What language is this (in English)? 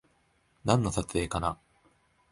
Japanese